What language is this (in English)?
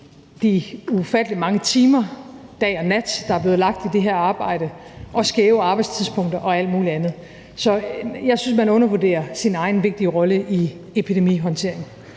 Danish